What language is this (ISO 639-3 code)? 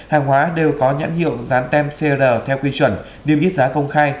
vie